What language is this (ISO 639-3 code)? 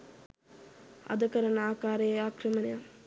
sin